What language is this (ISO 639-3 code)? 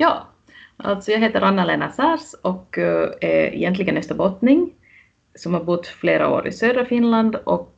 swe